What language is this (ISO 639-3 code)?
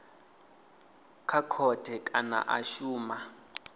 ven